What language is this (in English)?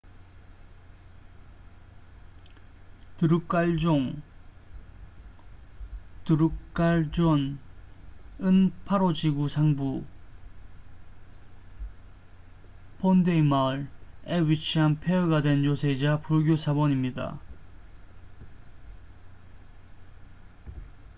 Korean